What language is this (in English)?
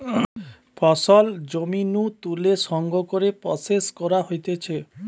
Bangla